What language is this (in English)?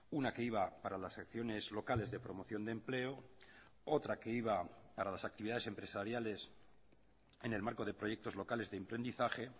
Spanish